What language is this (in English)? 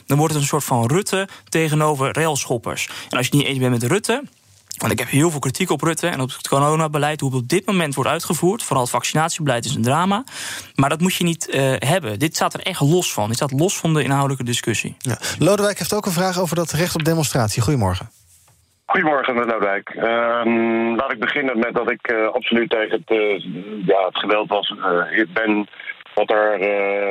Dutch